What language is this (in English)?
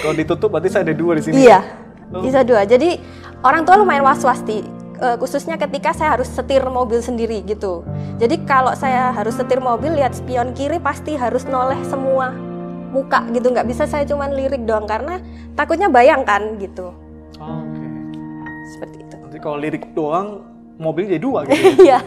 Indonesian